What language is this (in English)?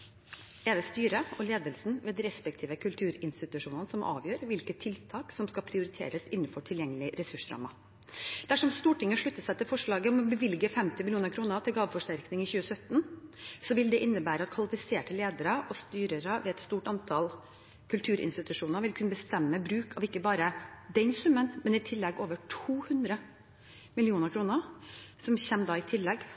Norwegian Bokmål